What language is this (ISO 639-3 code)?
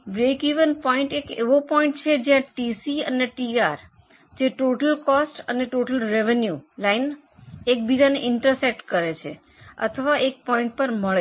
guj